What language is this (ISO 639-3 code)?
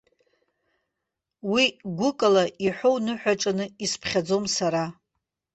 abk